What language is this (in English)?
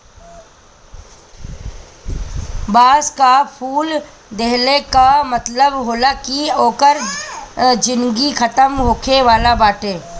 Bhojpuri